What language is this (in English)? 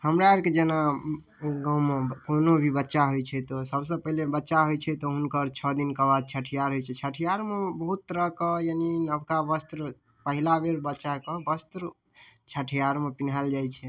Maithili